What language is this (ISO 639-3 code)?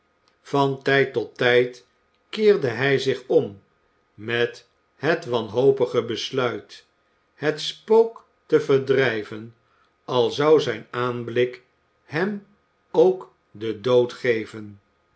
nld